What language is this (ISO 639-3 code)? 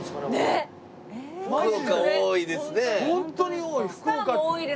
jpn